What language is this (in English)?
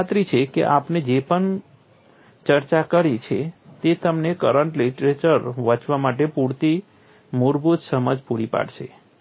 Gujarati